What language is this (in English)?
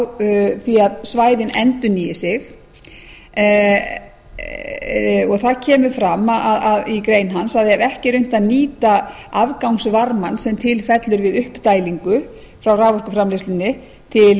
Icelandic